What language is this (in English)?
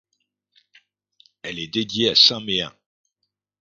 French